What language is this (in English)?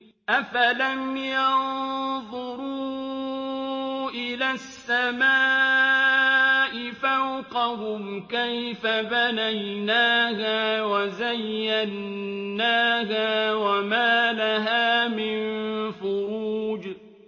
Arabic